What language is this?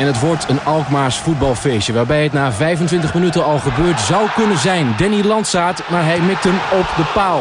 Dutch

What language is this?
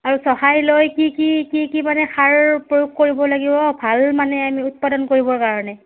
Assamese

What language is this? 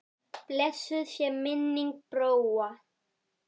Icelandic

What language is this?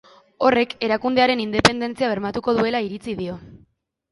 Basque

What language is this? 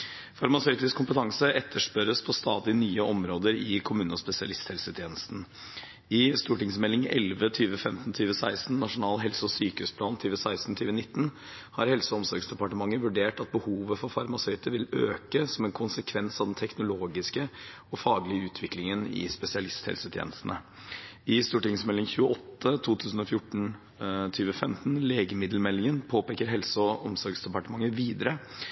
Norwegian Bokmål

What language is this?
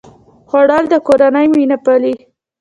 Pashto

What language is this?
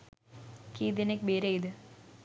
Sinhala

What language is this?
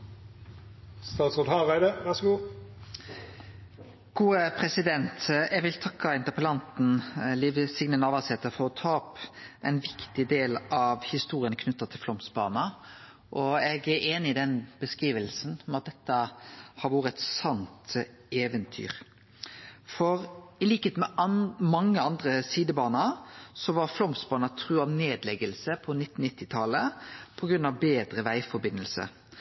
Norwegian Nynorsk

